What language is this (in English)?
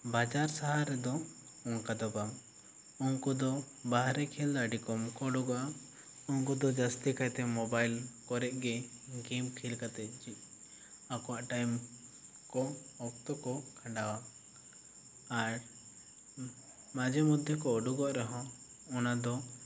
Santali